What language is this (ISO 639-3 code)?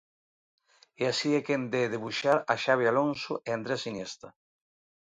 glg